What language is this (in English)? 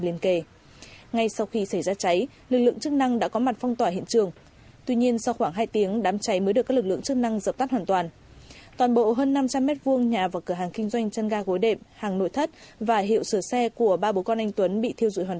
Vietnamese